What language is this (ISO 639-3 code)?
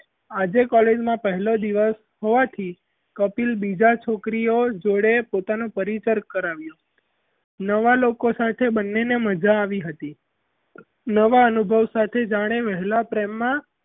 guj